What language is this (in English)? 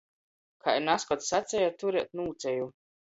Latgalian